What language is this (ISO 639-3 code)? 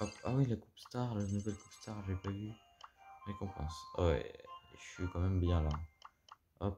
fra